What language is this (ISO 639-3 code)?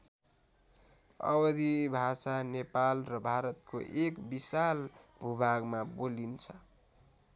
nep